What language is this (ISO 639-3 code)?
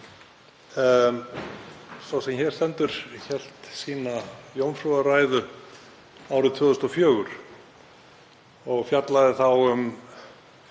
isl